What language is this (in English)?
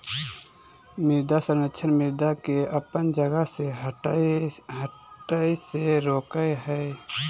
Magahi